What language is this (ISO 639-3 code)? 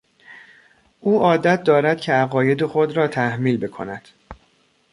fas